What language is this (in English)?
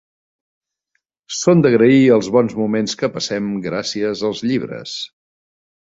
Catalan